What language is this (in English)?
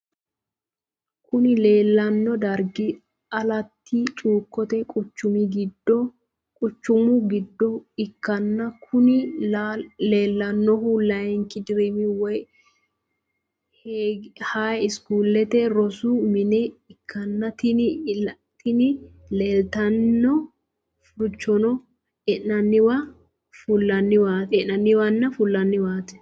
Sidamo